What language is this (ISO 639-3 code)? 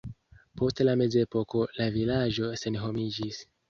epo